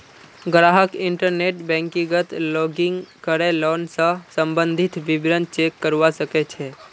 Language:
Magahi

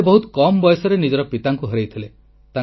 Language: Odia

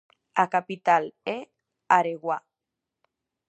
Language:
Galician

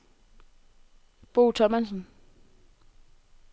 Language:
Danish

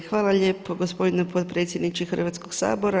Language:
Croatian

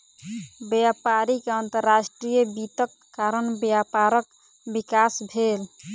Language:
Maithili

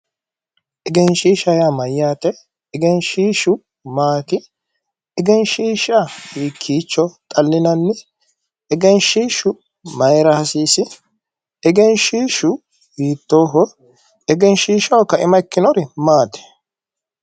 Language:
Sidamo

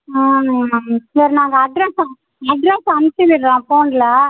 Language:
Tamil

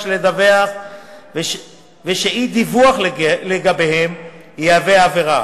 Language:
Hebrew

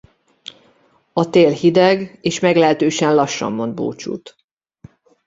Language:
Hungarian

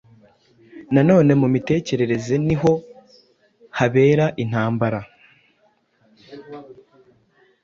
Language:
Kinyarwanda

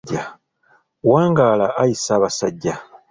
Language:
Ganda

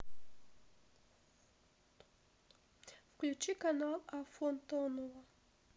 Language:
Russian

